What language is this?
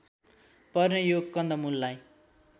Nepali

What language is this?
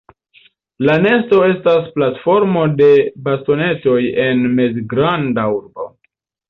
Esperanto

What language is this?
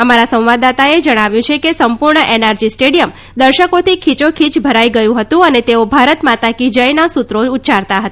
Gujarati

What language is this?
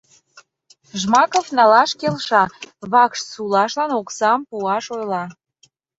Mari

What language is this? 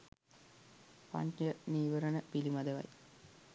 Sinhala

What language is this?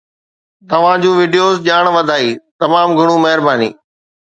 Sindhi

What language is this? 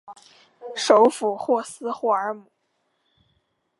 Chinese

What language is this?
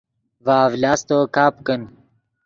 Yidgha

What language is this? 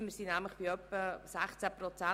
Swiss German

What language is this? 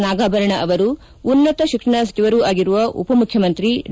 Kannada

